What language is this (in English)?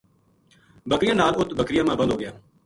Gujari